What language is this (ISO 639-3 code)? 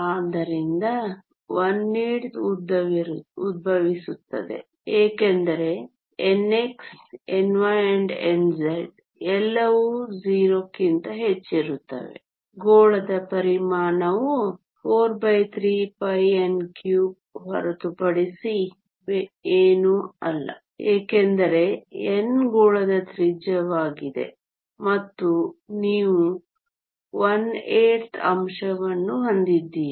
kan